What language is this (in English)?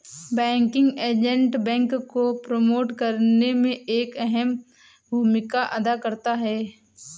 Hindi